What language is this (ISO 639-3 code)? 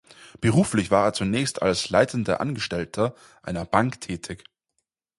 deu